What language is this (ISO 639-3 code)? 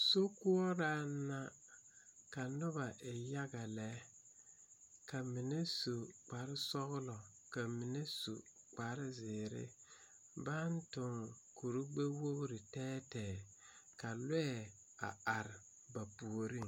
dga